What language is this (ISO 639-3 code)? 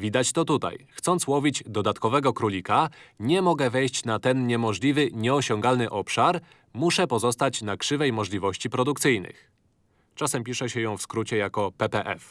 pol